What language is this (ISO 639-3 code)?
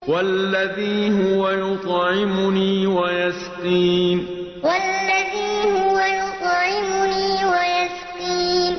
ara